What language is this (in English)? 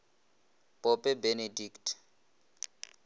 Northern Sotho